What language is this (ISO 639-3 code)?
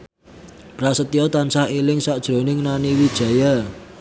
jav